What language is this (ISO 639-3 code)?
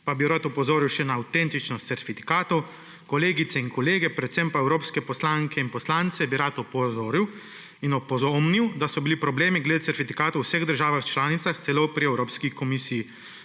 slv